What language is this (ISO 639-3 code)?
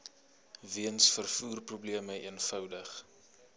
afr